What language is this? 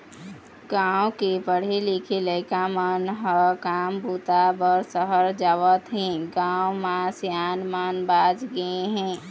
Chhattisgarhi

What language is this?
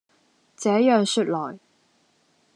Cantonese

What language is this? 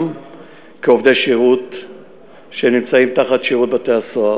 Hebrew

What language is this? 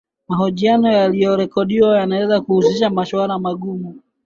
Swahili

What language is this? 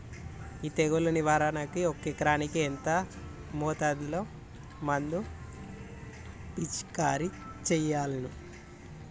Telugu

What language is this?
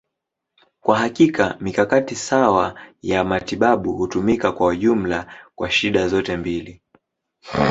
Swahili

